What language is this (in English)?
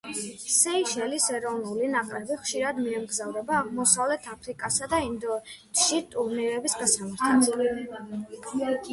Georgian